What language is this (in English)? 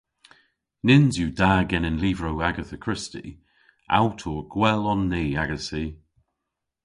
Cornish